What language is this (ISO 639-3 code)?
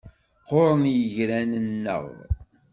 kab